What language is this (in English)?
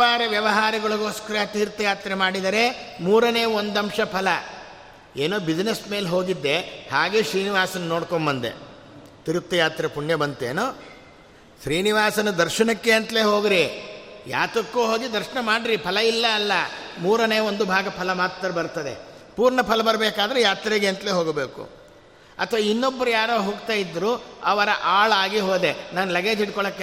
Kannada